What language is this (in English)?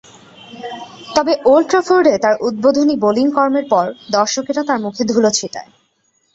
Bangla